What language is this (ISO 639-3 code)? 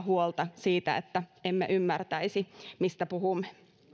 fin